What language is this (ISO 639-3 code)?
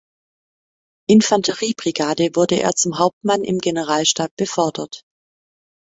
deu